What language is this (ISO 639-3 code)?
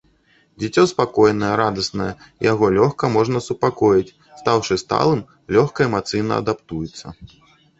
bel